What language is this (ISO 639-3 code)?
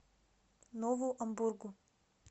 rus